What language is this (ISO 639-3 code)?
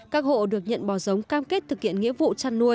vie